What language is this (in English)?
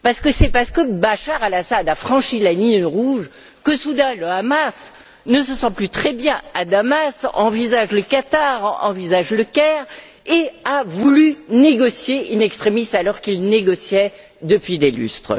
French